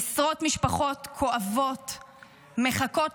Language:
Hebrew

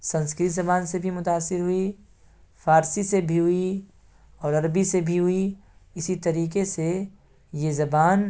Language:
Urdu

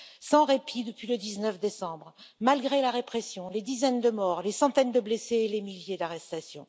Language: French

